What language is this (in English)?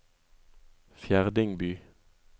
Norwegian